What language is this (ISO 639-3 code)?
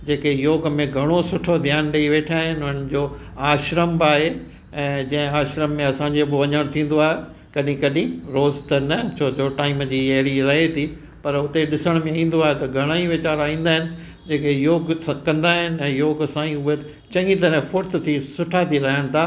snd